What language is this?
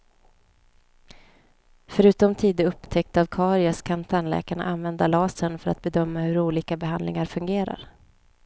Swedish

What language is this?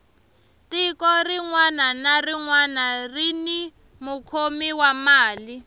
Tsonga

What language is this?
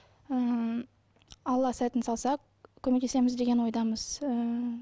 Kazakh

